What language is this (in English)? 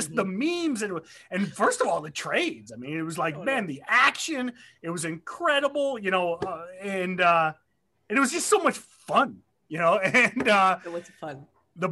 English